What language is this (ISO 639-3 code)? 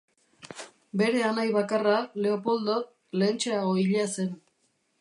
eus